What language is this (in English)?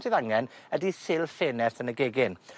Welsh